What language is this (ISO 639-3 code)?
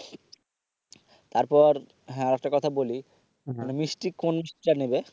ben